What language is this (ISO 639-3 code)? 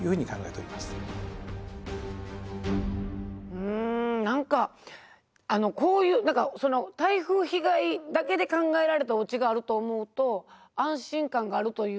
jpn